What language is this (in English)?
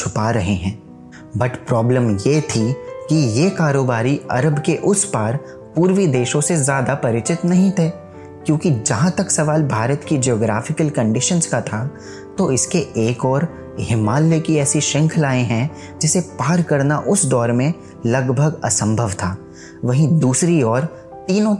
Hindi